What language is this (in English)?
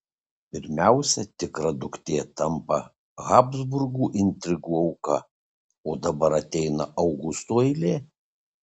Lithuanian